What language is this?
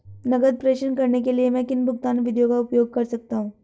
Hindi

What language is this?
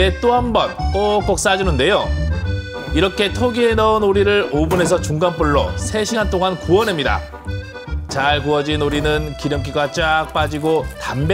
Korean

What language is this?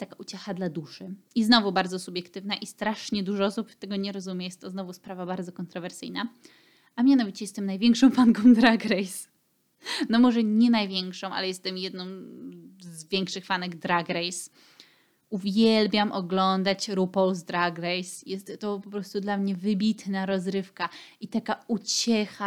Polish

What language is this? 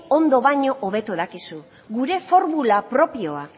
Basque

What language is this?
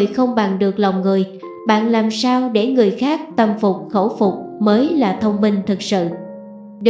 Vietnamese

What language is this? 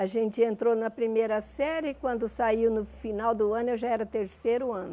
Portuguese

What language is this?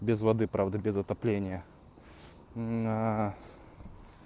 Russian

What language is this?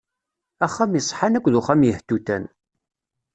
Kabyle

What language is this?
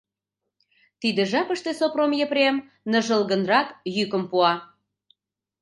Mari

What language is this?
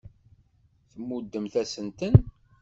Kabyle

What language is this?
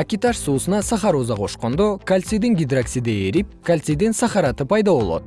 Kyrgyz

